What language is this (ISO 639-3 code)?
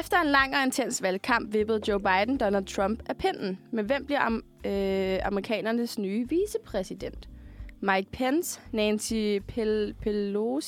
dan